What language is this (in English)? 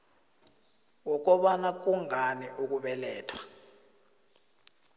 South Ndebele